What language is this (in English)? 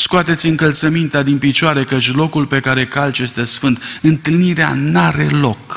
Romanian